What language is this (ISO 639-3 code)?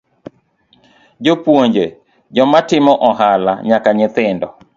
luo